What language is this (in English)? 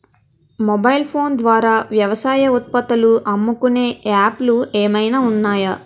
Telugu